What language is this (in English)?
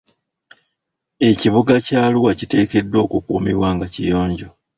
Ganda